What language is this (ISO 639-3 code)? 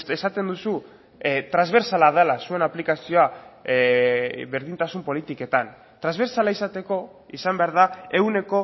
eus